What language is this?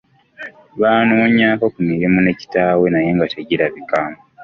Ganda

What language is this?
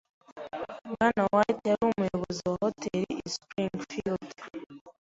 Kinyarwanda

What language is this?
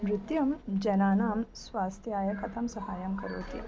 Sanskrit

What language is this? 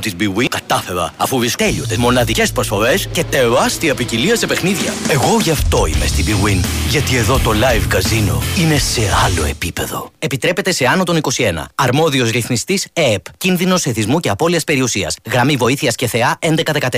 Greek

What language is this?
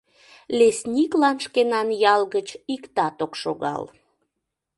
Mari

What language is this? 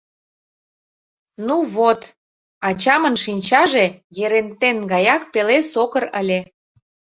Mari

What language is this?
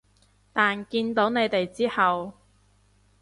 Cantonese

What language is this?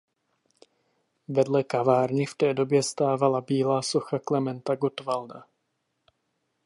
Czech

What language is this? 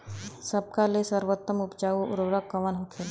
Bhojpuri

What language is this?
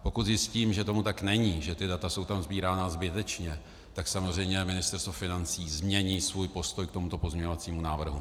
Czech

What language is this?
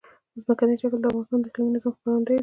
Pashto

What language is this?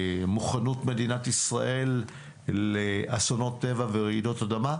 Hebrew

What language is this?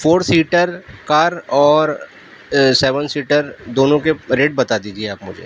Urdu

